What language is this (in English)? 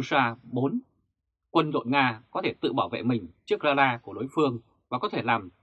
Vietnamese